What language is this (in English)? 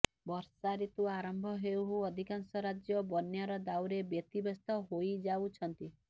Odia